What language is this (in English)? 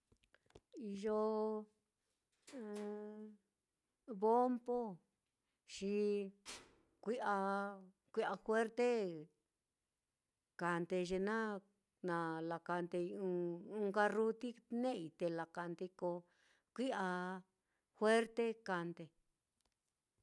Mitlatongo Mixtec